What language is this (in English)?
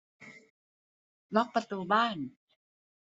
Thai